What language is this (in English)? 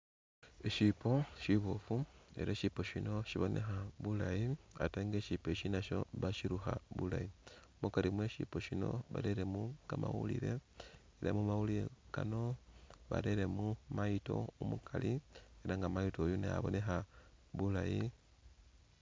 Masaaba